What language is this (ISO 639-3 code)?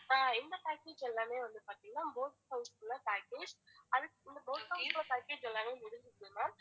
tam